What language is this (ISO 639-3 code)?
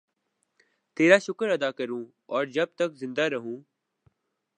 urd